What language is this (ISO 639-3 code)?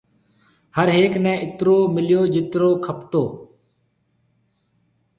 mve